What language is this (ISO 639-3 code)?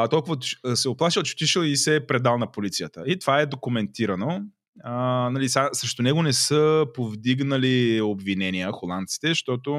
bul